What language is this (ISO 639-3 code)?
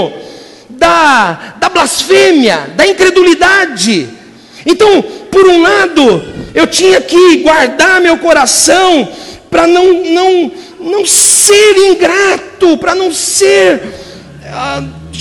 por